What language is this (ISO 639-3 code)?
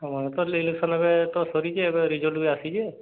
ori